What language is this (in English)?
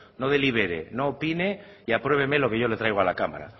Spanish